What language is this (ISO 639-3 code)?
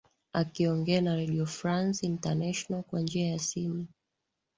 swa